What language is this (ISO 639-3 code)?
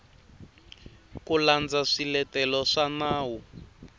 tso